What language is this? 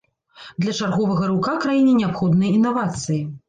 Belarusian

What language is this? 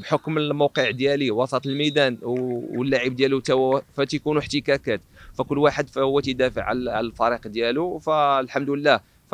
Arabic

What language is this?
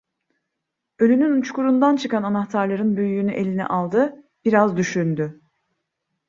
Turkish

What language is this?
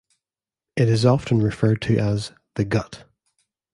English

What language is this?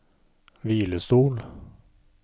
Norwegian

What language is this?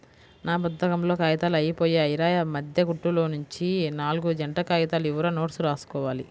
Telugu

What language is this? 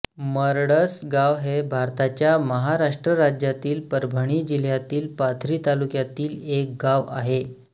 Marathi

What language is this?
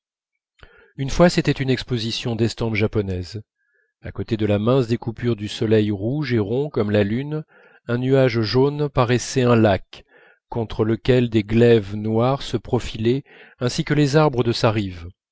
French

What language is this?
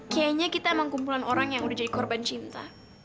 Indonesian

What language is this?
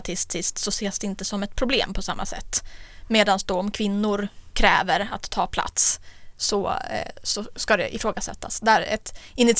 Swedish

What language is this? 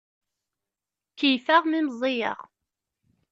Kabyle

